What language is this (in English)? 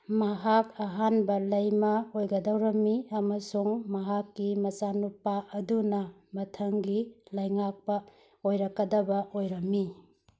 Manipuri